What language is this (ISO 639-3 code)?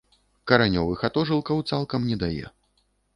bel